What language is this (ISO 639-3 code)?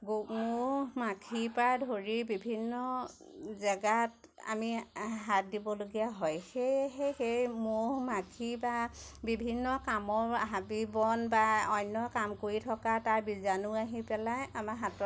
asm